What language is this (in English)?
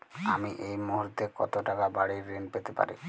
Bangla